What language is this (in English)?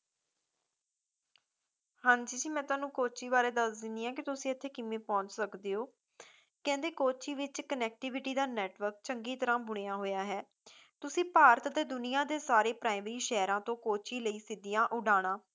Punjabi